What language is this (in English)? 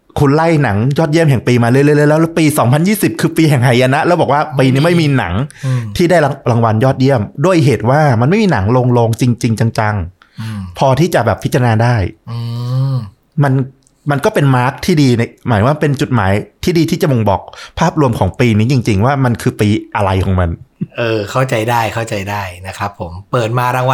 Thai